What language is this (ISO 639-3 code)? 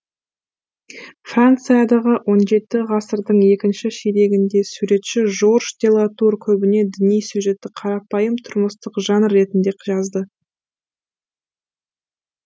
kaz